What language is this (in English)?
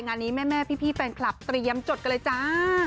Thai